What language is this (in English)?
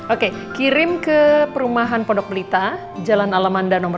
Indonesian